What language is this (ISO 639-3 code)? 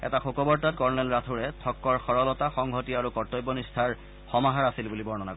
asm